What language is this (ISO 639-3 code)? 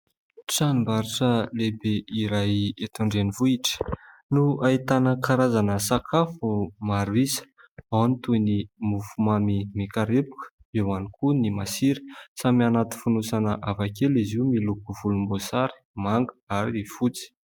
mlg